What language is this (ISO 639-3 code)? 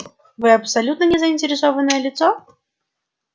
rus